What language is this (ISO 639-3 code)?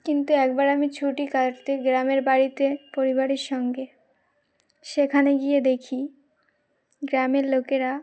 ben